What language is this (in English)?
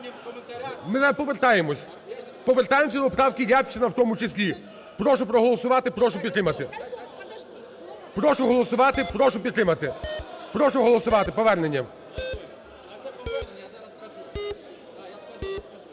Ukrainian